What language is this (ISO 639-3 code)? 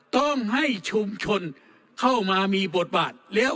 tha